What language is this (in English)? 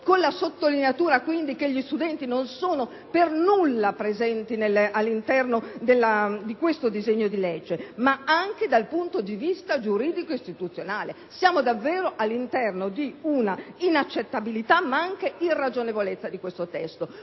Italian